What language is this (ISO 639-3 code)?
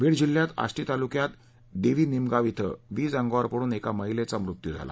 mar